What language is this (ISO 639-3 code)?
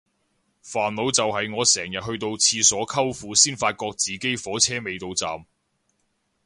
yue